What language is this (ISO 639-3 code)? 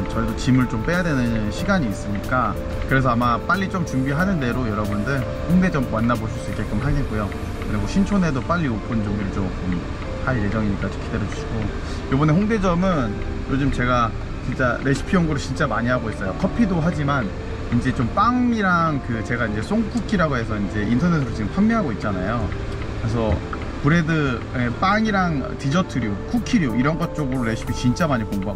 kor